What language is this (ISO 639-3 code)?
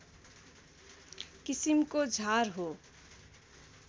nep